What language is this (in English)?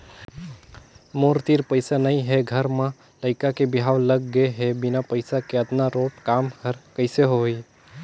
Chhattisgarhi